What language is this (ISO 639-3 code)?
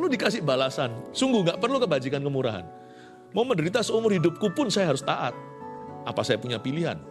ind